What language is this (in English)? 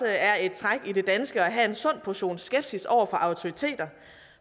Danish